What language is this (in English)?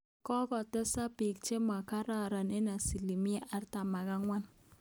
Kalenjin